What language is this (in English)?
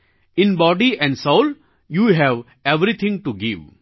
Gujarati